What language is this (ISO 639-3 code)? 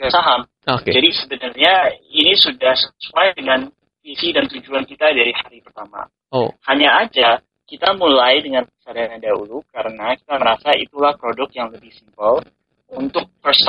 ind